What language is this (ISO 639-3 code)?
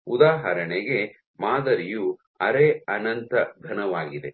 kan